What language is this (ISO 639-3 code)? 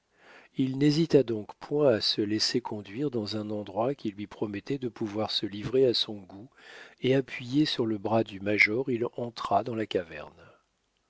fra